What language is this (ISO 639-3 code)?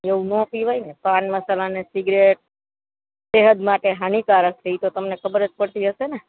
guj